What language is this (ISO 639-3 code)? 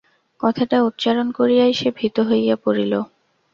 ben